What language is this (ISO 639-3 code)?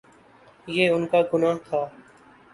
urd